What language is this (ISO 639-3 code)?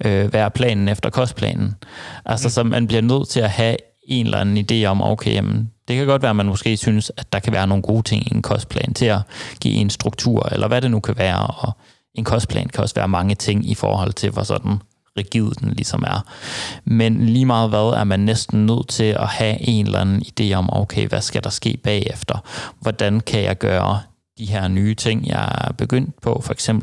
dan